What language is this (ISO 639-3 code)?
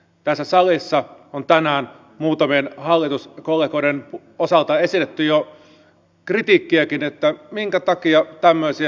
fin